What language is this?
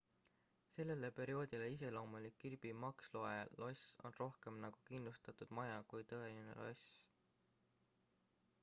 Estonian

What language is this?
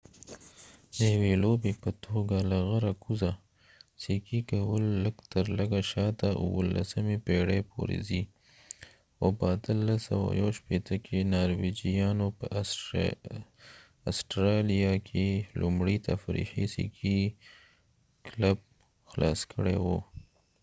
Pashto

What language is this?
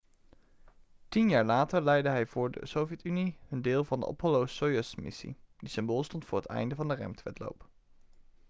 Dutch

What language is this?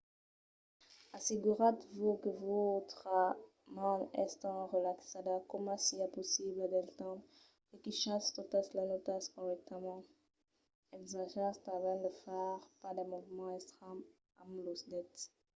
Occitan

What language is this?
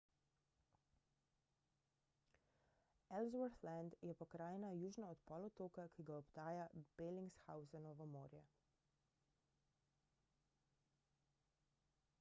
Slovenian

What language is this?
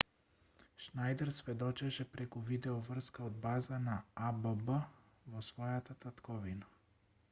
Macedonian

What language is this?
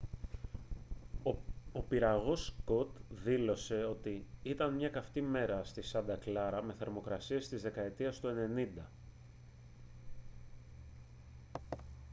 Greek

